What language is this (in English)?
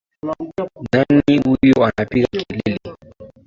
Swahili